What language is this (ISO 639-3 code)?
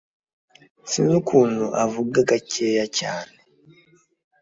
kin